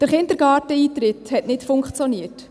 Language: Swiss German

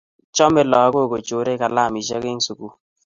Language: Kalenjin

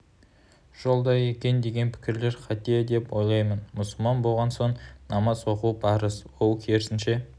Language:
Kazakh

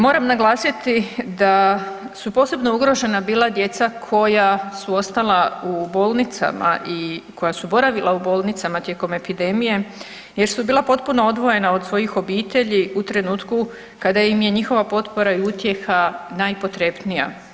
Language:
Croatian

